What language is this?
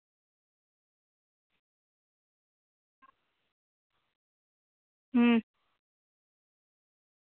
Dogri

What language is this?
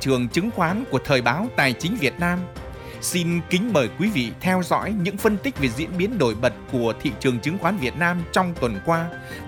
Vietnamese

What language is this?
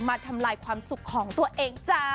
Thai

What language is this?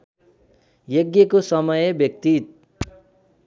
Nepali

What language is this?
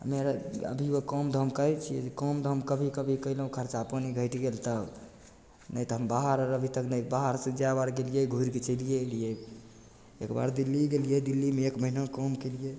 Maithili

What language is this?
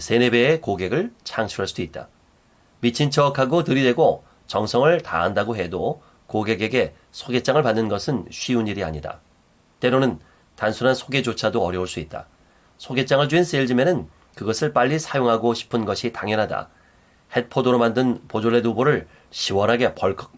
Korean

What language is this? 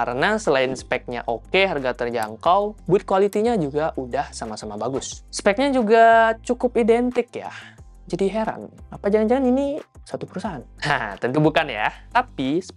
Indonesian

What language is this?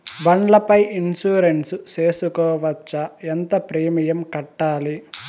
Telugu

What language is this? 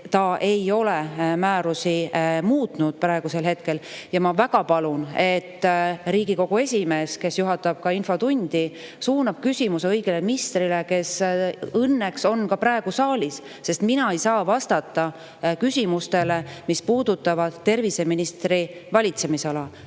Estonian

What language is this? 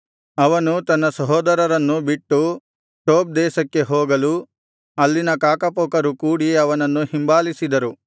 Kannada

